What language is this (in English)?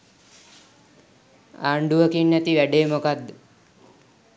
Sinhala